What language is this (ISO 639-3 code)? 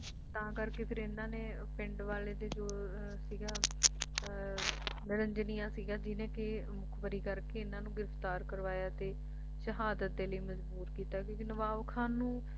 pan